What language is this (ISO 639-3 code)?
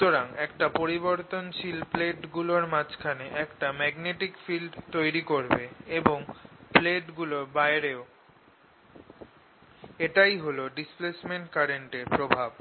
ben